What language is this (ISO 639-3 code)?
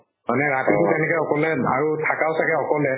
asm